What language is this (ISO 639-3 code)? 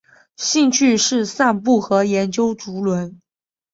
zho